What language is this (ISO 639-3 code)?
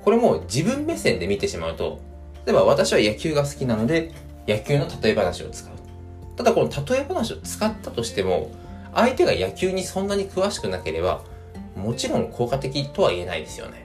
jpn